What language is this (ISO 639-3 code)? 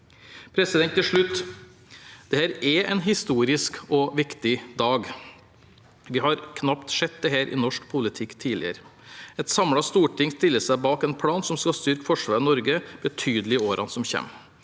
nor